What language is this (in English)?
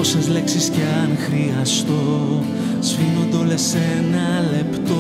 Greek